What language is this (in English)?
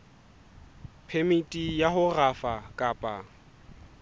Southern Sotho